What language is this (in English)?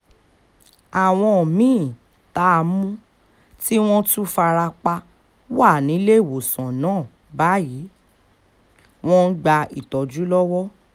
Yoruba